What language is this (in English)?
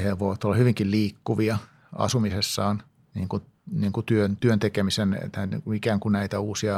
Finnish